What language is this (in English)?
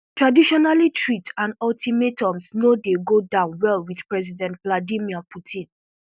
Nigerian Pidgin